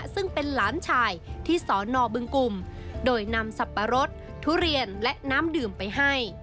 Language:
Thai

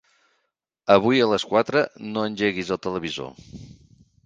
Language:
Catalan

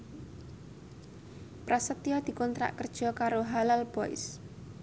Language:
Javanese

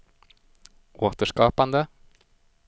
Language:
Swedish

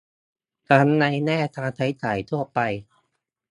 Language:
Thai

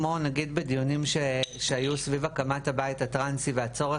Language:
Hebrew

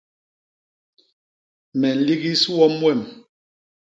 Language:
Basaa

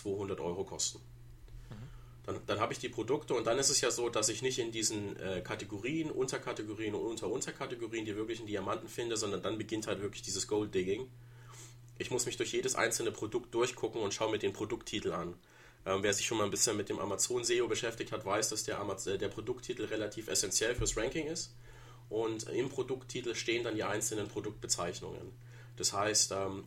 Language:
German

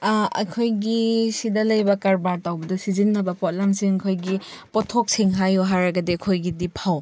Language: Manipuri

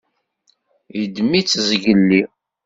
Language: Kabyle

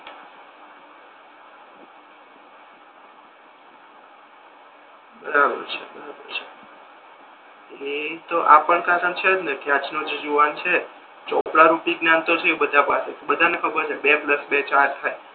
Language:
Gujarati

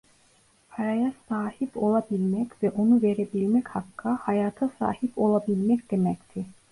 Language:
Turkish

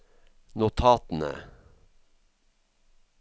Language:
Norwegian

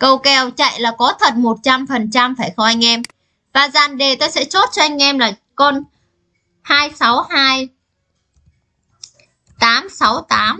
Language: Vietnamese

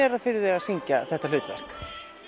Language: Icelandic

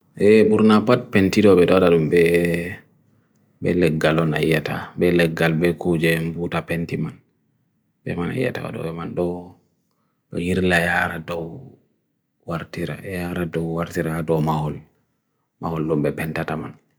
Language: Bagirmi Fulfulde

